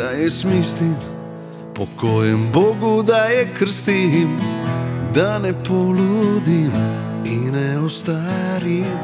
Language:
Croatian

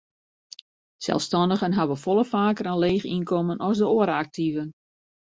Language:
Western Frisian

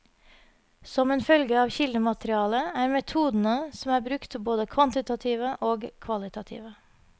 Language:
Norwegian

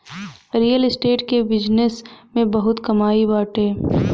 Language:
Bhojpuri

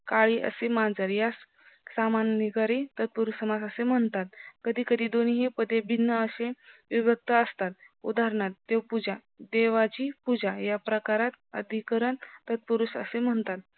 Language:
Marathi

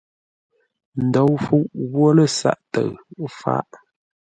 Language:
Ngombale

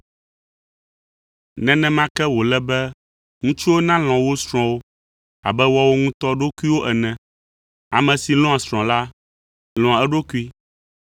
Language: Ewe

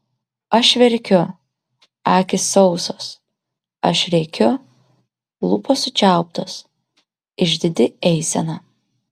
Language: Lithuanian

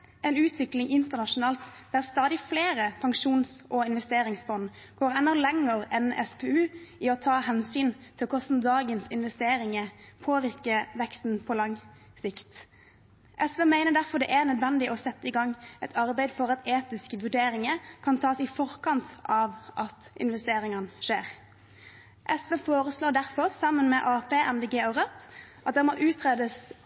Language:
Norwegian Bokmål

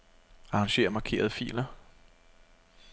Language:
Danish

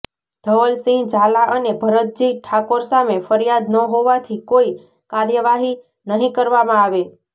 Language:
Gujarati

